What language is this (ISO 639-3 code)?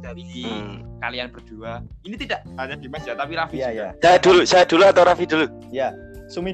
ind